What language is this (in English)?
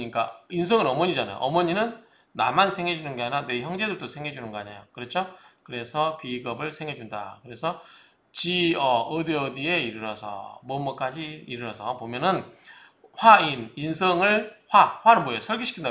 Korean